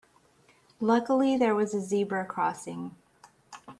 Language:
English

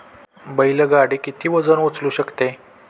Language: Marathi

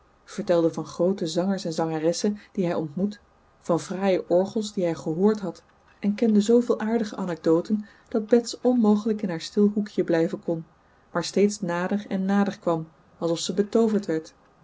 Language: Dutch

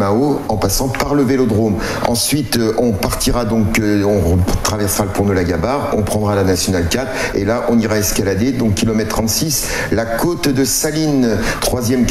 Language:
French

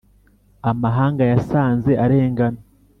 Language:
Kinyarwanda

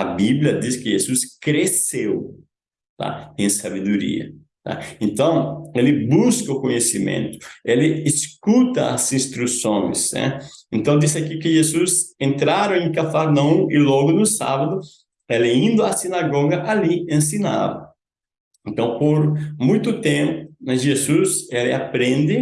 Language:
Portuguese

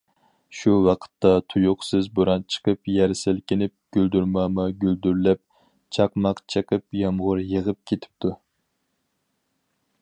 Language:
Uyghur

